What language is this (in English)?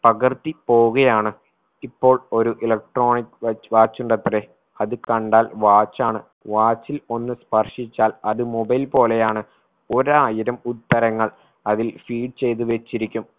Malayalam